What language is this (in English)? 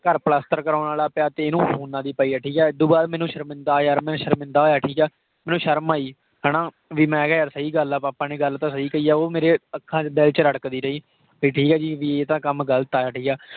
Punjabi